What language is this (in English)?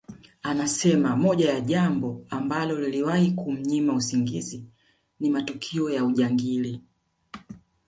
Swahili